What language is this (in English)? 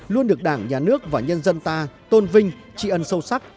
Vietnamese